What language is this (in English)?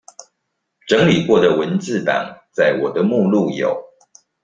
Chinese